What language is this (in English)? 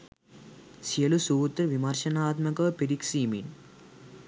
Sinhala